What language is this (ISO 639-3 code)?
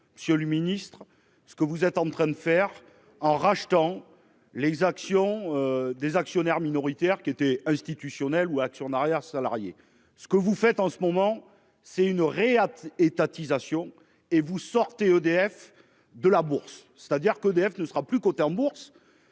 fra